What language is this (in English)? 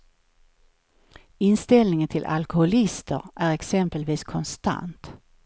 Swedish